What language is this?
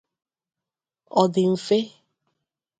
Igbo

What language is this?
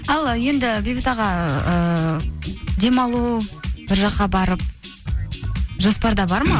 Kazakh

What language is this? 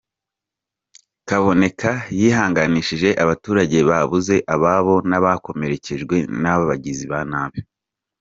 Kinyarwanda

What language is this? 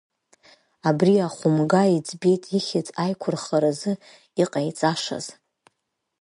Abkhazian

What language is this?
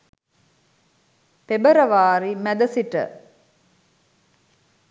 Sinhala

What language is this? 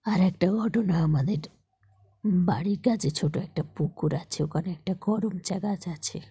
Bangla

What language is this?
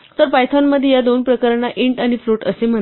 Marathi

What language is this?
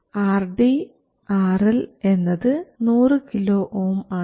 Malayalam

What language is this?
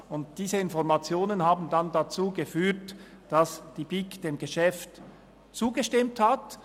Swiss German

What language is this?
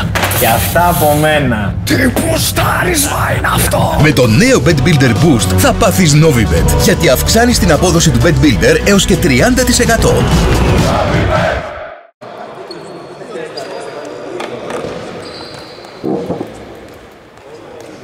Greek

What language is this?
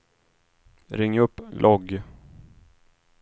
Swedish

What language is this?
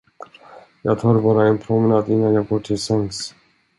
Swedish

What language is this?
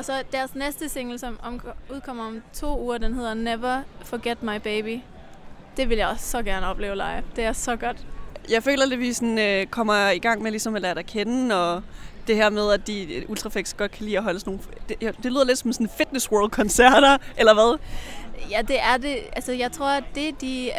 Danish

